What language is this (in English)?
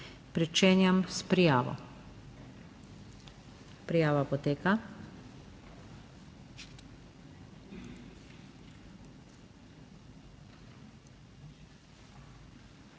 Slovenian